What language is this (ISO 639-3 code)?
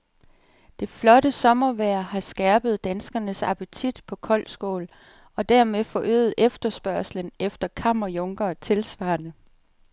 dan